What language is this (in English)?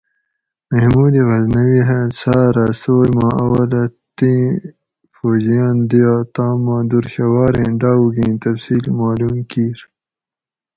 Gawri